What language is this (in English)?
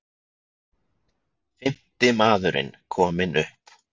Icelandic